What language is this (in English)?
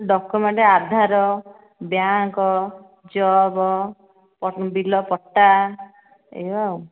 Odia